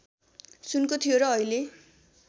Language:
Nepali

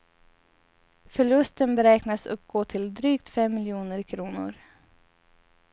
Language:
Swedish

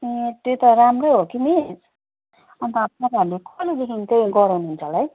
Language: Nepali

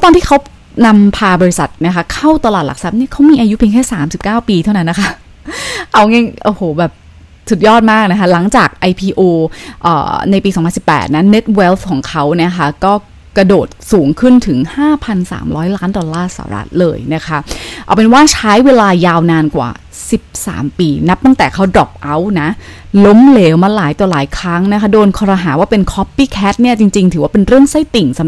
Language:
Thai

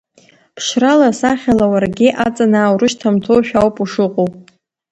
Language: Abkhazian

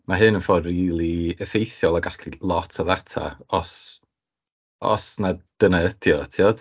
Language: Welsh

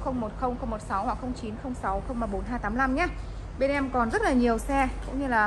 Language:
Vietnamese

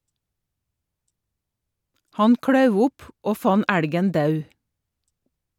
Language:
Norwegian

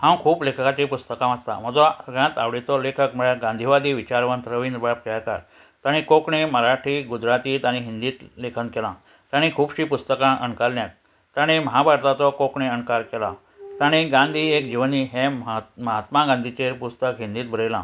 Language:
Konkani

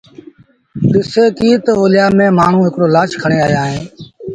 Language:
Sindhi Bhil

